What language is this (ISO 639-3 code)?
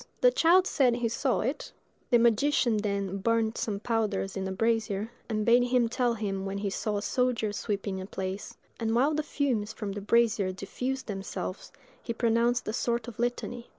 eng